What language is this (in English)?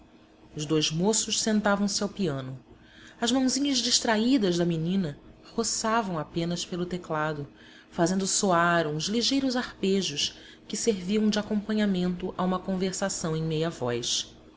Portuguese